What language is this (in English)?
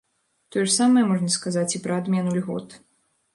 Belarusian